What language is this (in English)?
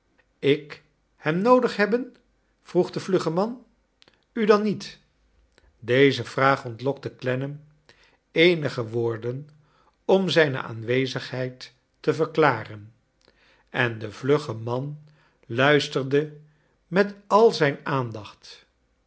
Dutch